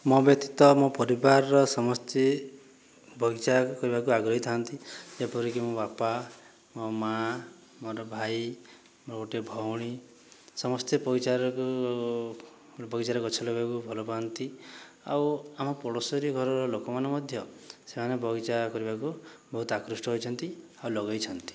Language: Odia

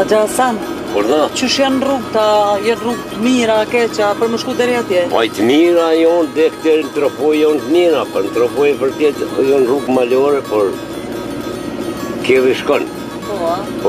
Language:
Romanian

